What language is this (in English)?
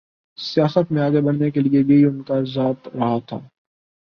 Urdu